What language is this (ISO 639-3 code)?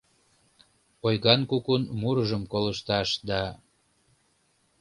chm